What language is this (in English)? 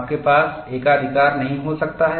Hindi